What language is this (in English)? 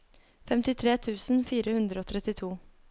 Norwegian